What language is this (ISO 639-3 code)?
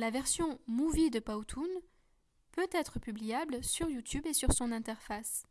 fra